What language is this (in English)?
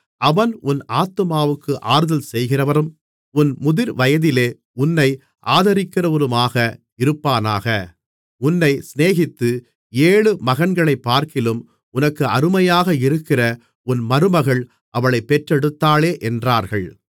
Tamil